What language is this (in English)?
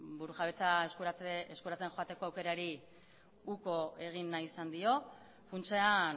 Basque